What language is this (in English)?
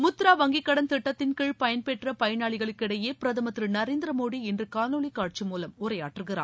Tamil